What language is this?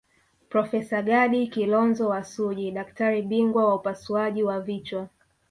Swahili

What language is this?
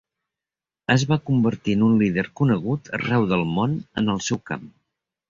Catalan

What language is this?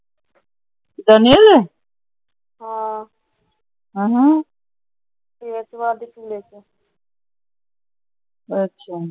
Punjabi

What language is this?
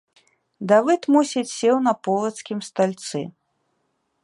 Belarusian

